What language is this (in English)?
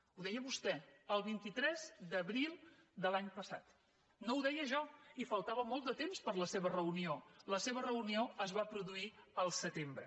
Catalan